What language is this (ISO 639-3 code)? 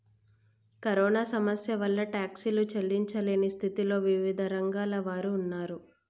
tel